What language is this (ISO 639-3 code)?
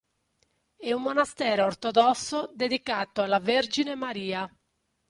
ita